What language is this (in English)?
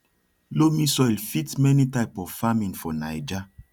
Nigerian Pidgin